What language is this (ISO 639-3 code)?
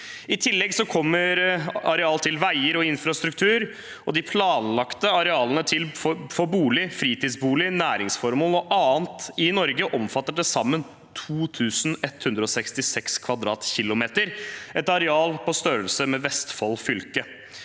nor